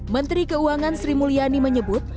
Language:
Indonesian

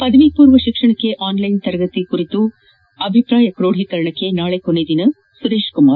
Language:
Kannada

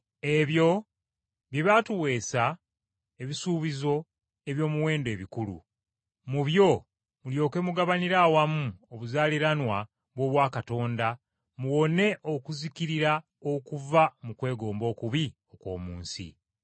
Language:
Ganda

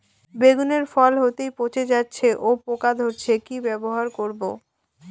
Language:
Bangla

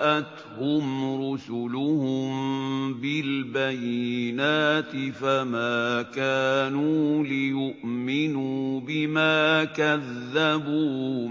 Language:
Arabic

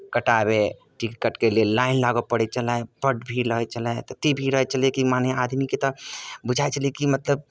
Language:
Maithili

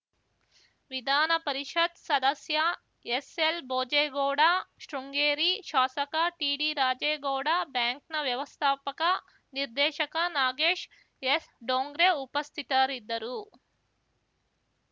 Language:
Kannada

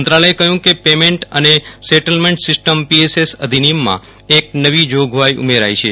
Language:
Gujarati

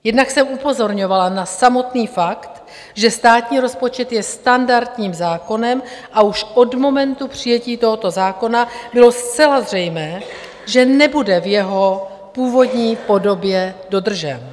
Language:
Czech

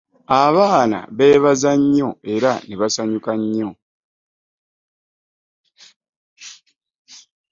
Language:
Ganda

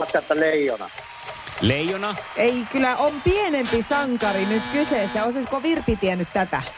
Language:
Finnish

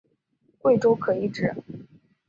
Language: Chinese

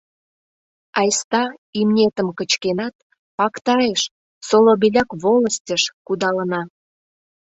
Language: Mari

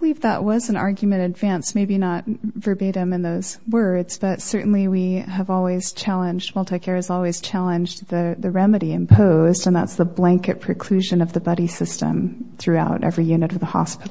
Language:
English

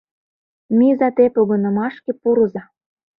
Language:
Mari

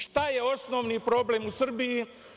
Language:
Serbian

